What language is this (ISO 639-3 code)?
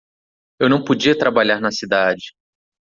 por